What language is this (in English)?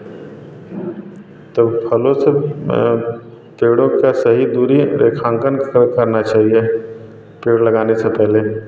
Hindi